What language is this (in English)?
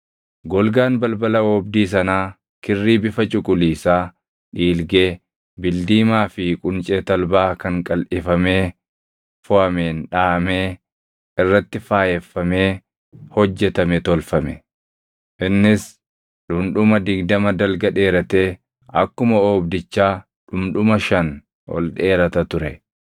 Oromo